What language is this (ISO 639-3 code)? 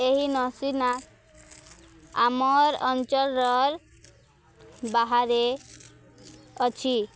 ori